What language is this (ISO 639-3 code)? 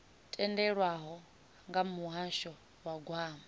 ven